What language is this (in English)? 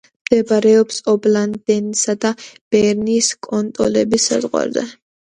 Georgian